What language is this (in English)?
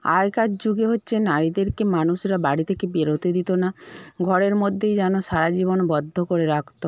Bangla